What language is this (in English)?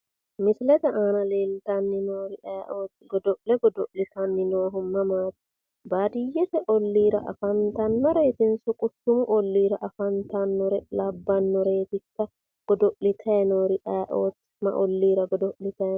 Sidamo